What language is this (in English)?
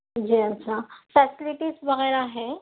Urdu